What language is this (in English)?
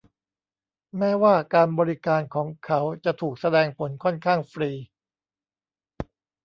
Thai